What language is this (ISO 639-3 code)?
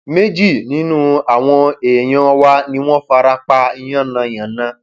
yor